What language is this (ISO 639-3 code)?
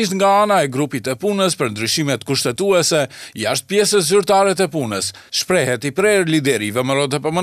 ron